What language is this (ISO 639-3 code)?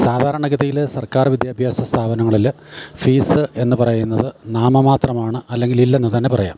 mal